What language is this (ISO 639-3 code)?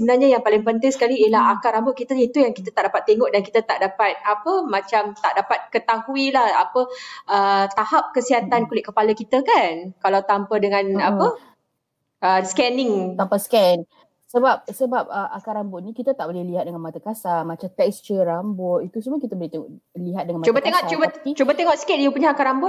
msa